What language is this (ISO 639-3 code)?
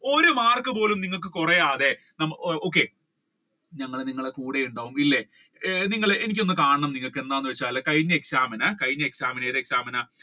mal